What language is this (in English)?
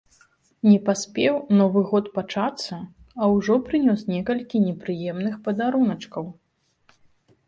Belarusian